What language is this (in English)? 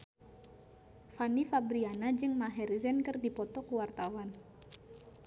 Sundanese